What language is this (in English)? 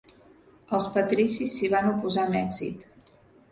Catalan